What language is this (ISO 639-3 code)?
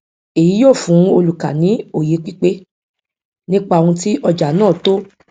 yor